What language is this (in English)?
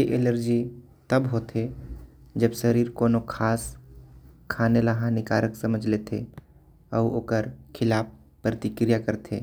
Korwa